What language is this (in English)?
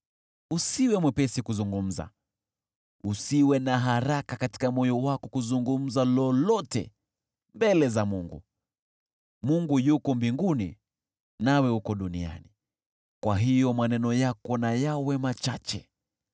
Swahili